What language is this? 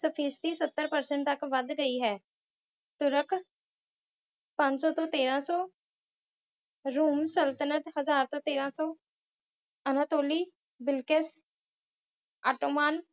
Punjabi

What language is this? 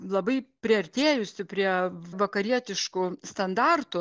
Lithuanian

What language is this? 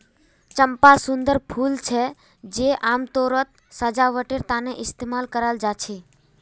Magahi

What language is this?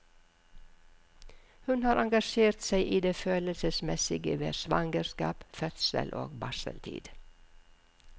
Norwegian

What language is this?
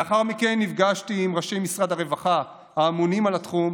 Hebrew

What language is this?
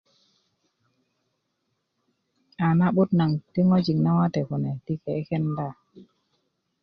Kuku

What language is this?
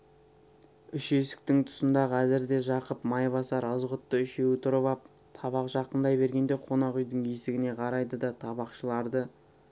Kazakh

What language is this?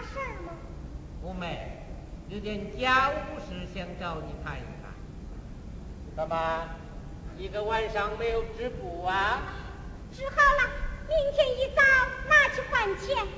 Chinese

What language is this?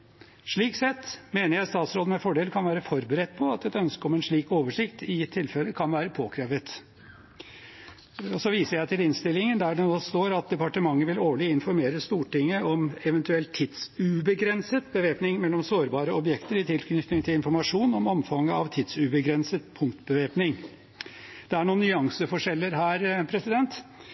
Norwegian Bokmål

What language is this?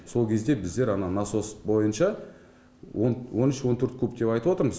Kazakh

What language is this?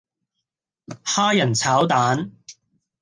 Cantonese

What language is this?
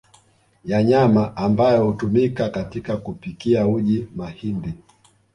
Swahili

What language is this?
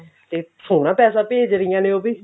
Punjabi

